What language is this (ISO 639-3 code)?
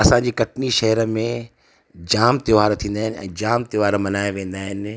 snd